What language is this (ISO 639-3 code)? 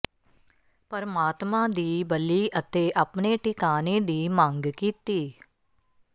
pan